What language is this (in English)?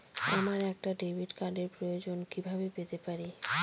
Bangla